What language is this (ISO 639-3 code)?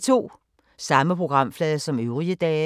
dan